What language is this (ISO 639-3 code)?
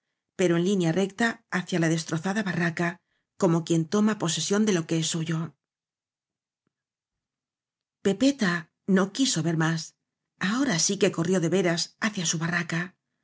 spa